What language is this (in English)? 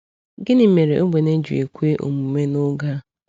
Igbo